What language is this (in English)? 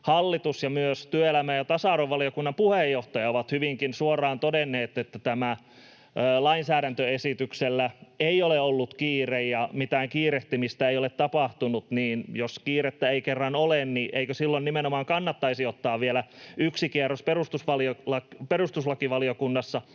Finnish